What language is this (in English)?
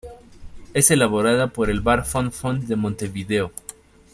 Spanish